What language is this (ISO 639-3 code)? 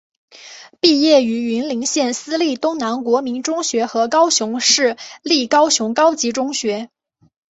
zho